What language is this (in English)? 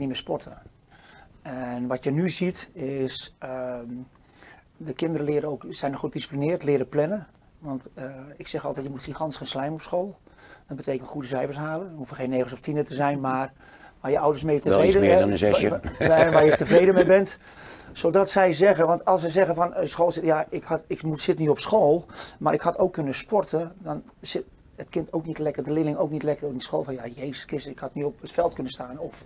Dutch